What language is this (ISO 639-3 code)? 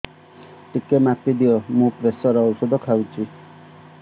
ori